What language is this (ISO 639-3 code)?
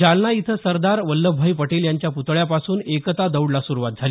mar